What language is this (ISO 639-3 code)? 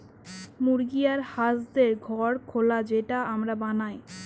ben